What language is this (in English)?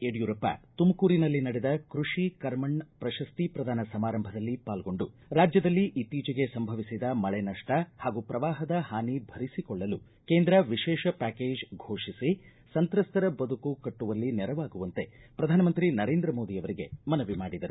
Kannada